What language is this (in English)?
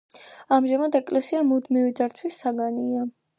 Georgian